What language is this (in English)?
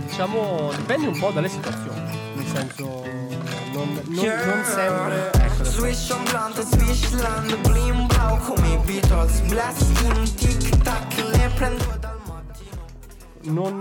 Italian